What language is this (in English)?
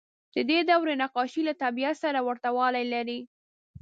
Pashto